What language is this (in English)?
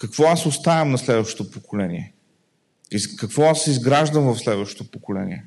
Bulgarian